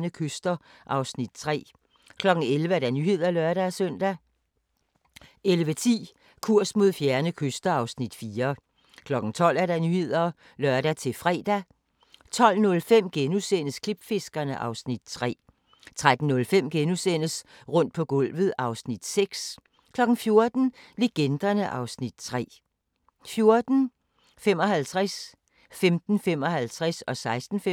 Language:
Danish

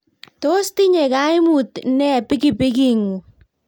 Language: Kalenjin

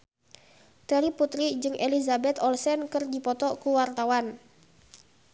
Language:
Sundanese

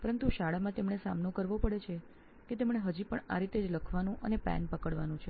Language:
Gujarati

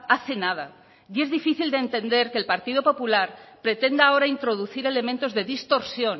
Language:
Spanish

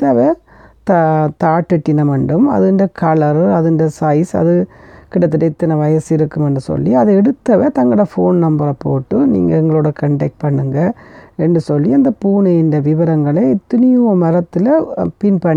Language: Tamil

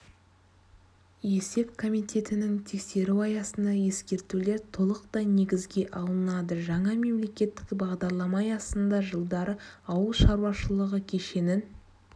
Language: Kazakh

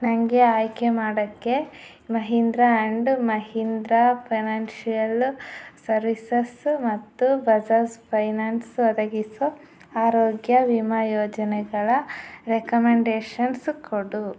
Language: Kannada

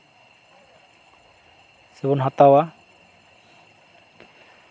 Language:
Santali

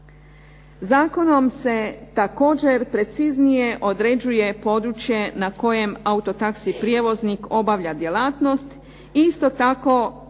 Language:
Croatian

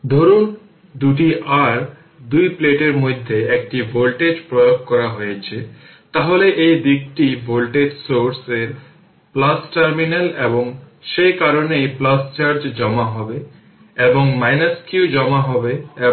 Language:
Bangla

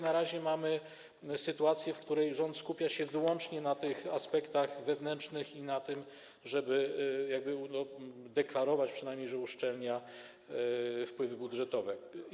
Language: Polish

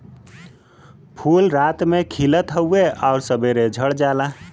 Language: Bhojpuri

